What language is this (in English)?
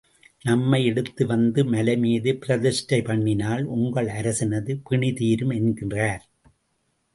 Tamil